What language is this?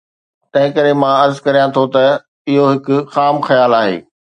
Sindhi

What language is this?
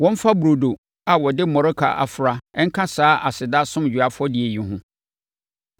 Akan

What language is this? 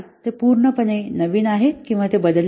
Marathi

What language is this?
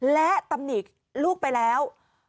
Thai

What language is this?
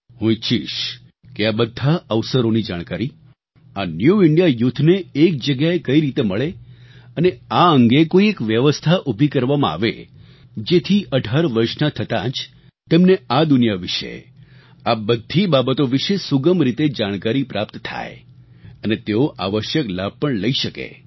Gujarati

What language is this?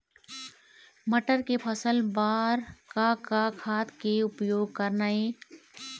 Chhattisgarhi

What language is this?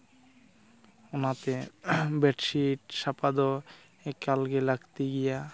Santali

